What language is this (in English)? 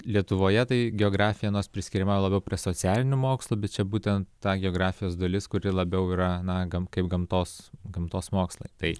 Lithuanian